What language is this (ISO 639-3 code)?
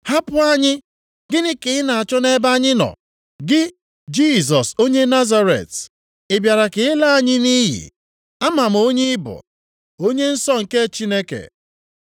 ibo